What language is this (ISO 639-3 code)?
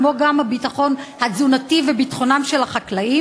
heb